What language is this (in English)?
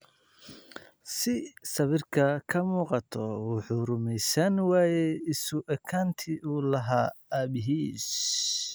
Somali